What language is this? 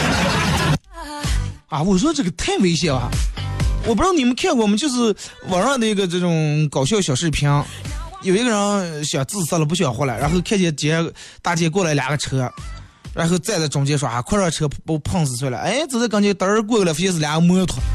Chinese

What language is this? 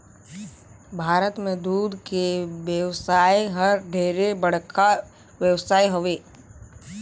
Chhattisgarhi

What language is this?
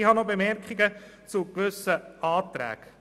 Swiss German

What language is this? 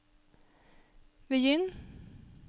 Norwegian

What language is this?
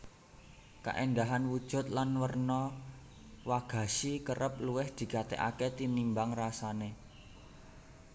Javanese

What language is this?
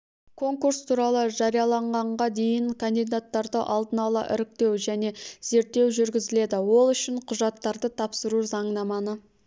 Kazakh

